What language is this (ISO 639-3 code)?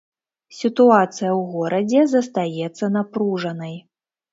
bel